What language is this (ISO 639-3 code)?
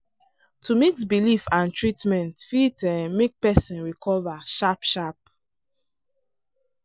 pcm